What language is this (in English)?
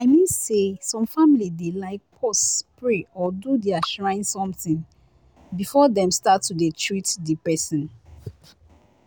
Nigerian Pidgin